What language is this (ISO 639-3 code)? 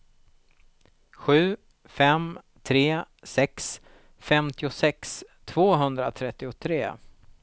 swe